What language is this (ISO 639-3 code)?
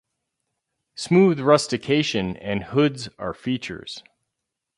eng